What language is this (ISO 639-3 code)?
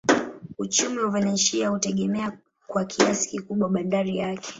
swa